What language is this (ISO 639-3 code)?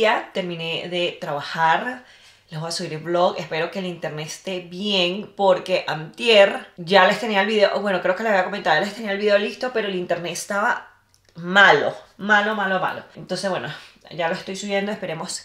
spa